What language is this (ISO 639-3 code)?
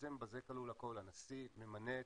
heb